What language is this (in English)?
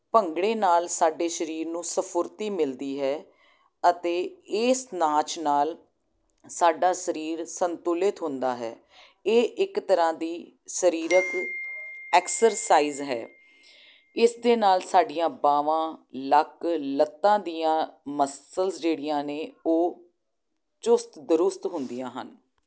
Punjabi